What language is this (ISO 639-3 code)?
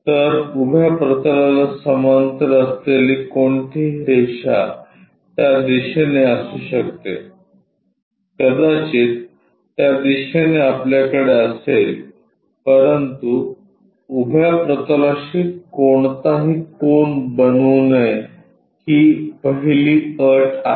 mar